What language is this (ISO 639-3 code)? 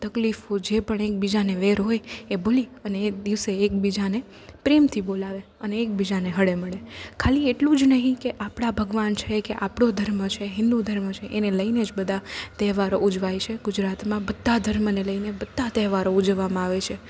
guj